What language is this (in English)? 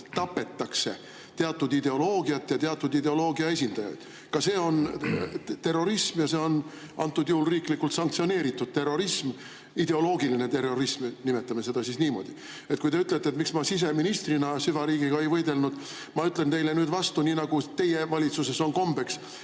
Estonian